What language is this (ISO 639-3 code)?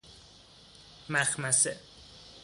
fas